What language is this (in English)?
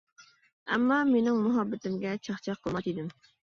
Uyghur